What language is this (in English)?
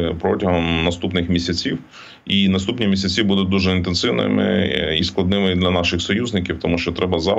Ukrainian